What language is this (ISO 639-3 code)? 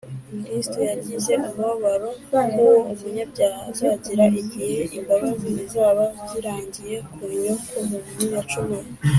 kin